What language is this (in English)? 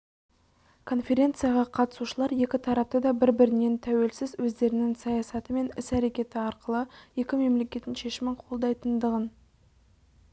Kazakh